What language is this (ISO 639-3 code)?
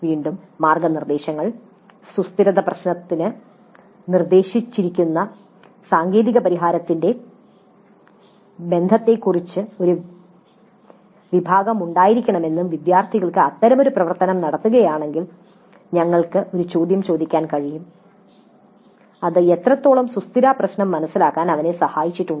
mal